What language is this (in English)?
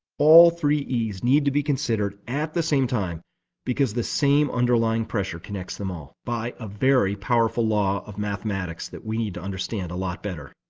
English